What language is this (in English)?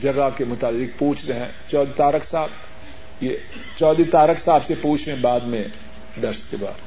Urdu